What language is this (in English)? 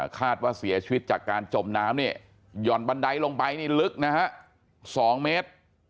Thai